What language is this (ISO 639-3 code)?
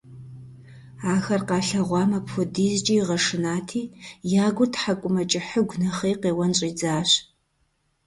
kbd